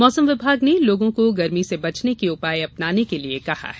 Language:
Hindi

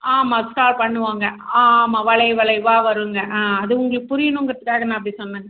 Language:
Tamil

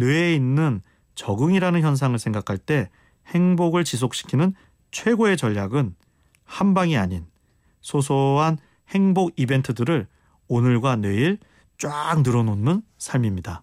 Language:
Korean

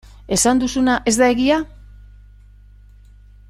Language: Basque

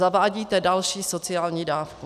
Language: Czech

